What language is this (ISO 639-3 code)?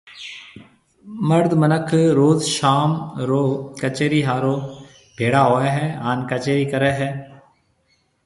mve